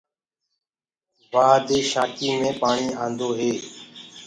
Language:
Gurgula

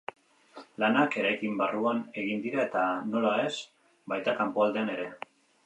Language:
Basque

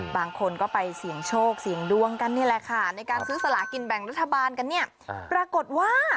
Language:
Thai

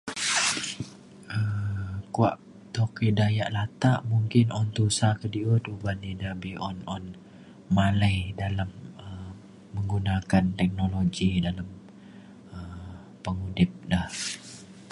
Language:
Mainstream Kenyah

